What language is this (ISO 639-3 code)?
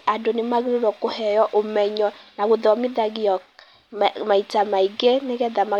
kik